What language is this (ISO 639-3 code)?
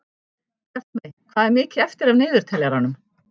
isl